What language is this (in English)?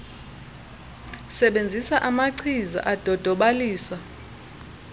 Xhosa